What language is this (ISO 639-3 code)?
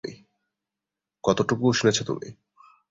ben